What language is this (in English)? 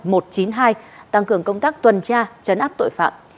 Vietnamese